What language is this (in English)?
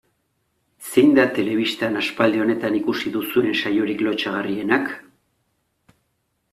Basque